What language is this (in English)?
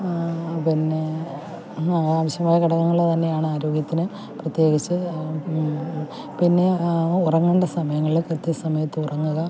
Malayalam